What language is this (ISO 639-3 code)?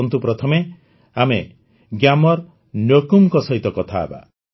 ori